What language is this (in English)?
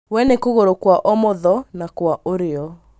Kikuyu